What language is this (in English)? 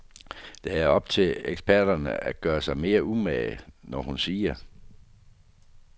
Danish